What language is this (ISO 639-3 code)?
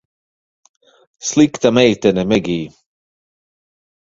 lav